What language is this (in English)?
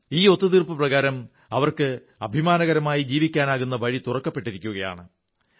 Malayalam